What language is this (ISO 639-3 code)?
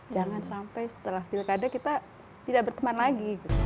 ind